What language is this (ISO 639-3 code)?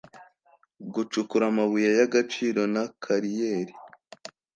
kin